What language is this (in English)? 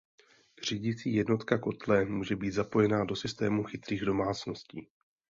Czech